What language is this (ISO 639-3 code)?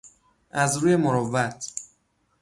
fas